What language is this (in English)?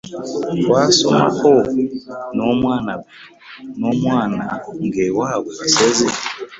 Ganda